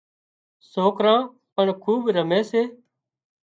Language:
Wadiyara Koli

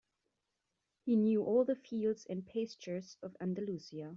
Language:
English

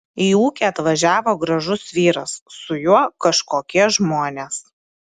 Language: Lithuanian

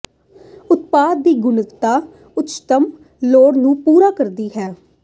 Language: Punjabi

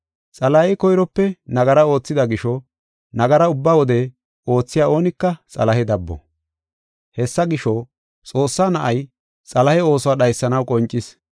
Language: Gofa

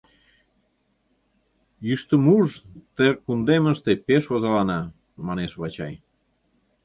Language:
Mari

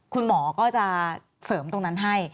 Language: Thai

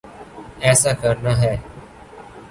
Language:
Urdu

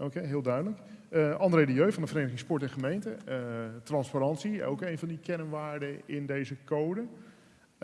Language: Dutch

